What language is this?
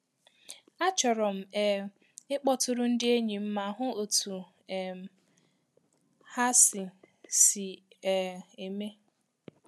Igbo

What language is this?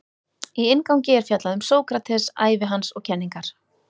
Icelandic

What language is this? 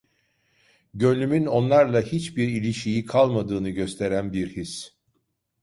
Turkish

